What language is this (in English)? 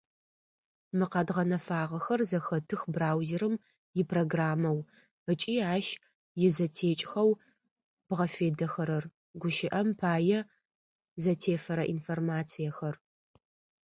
Adyghe